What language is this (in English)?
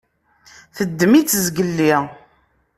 Kabyle